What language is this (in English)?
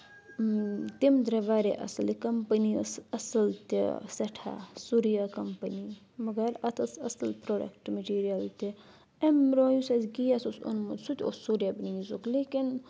Kashmiri